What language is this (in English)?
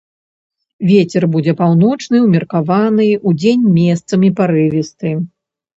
Belarusian